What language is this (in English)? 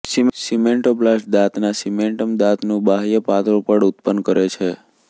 Gujarati